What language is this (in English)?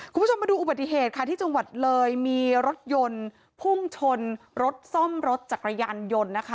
Thai